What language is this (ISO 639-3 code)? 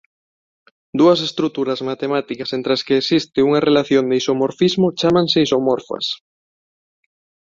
glg